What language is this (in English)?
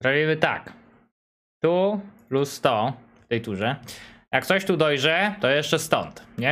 Polish